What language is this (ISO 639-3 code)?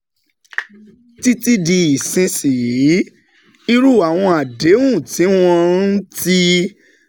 yor